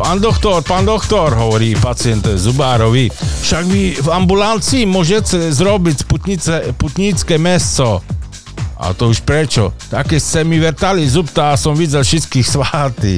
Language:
Slovak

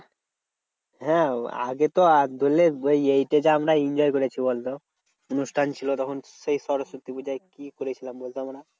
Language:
Bangla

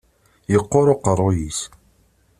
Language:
Kabyle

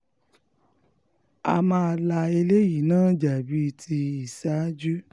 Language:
Yoruba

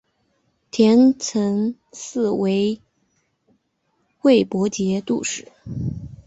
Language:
Chinese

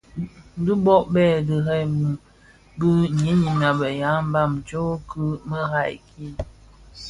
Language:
Bafia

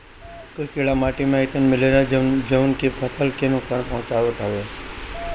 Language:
Bhojpuri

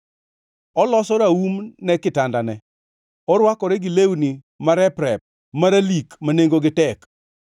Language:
Luo (Kenya and Tanzania)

